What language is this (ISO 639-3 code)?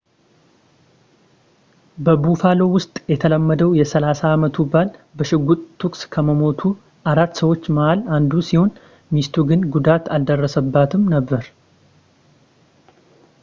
amh